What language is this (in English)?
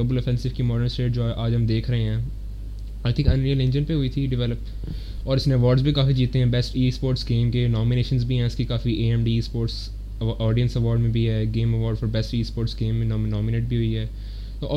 Urdu